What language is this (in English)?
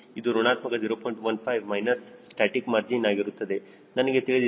Kannada